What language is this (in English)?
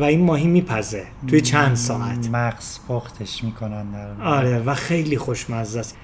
Persian